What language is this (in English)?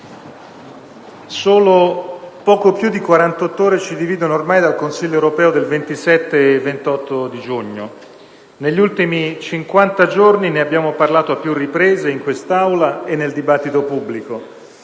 Italian